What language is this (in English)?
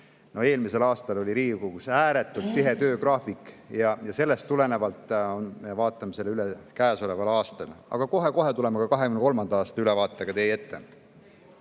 Estonian